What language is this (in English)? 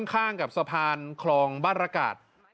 Thai